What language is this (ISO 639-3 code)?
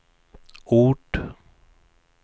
swe